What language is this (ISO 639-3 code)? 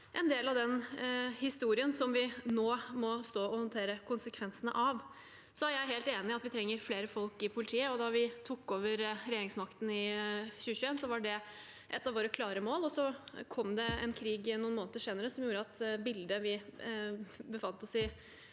nor